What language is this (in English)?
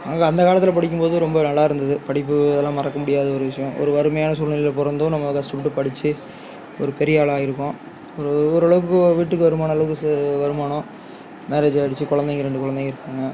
Tamil